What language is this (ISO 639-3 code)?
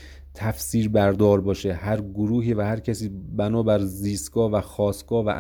fas